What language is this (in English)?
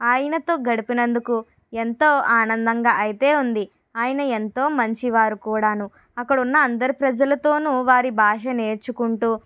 Telugu